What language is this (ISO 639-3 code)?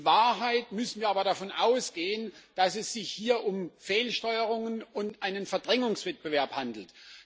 deu